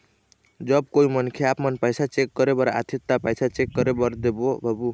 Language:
Chhattisgarhi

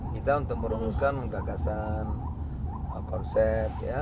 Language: Indonesian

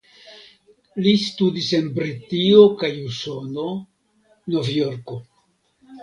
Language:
Esperanto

